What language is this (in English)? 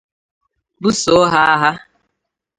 Igbo